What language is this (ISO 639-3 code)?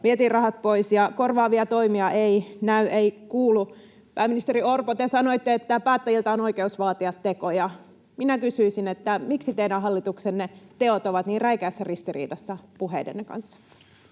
fin